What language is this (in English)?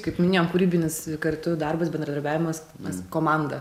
Lithuanian